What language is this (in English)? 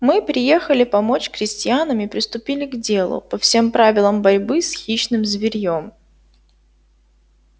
Russian